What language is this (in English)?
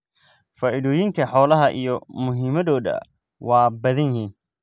Somali